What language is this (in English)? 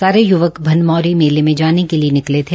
Hindi